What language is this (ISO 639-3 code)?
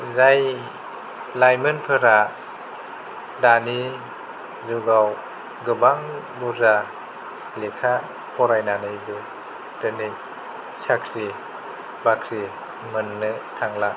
brx